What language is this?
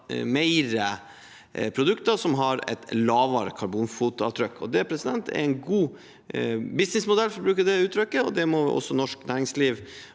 Norwegian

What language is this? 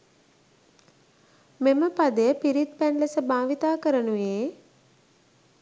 Sinhala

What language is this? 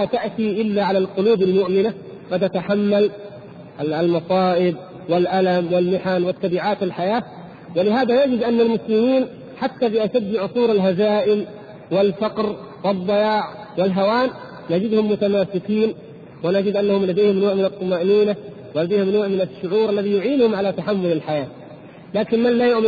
Arabic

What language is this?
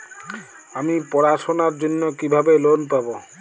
Bangla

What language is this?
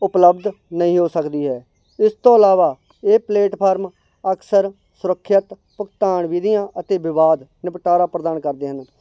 Punjabi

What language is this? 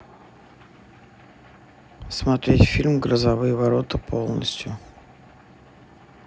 Russian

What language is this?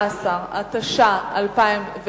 Hebrew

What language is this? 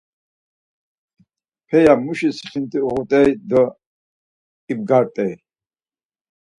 Laz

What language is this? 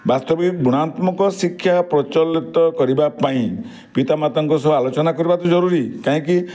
Odia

